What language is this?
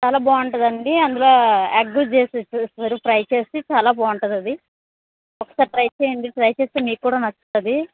Telugu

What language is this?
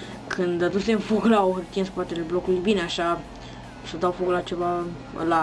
Romanian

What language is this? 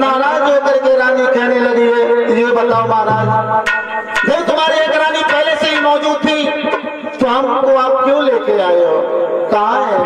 Hindi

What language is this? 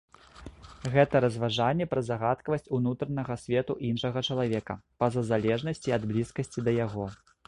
Belarusian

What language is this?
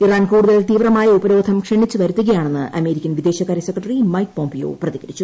Malayalam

